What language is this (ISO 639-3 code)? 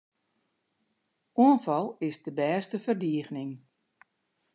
fry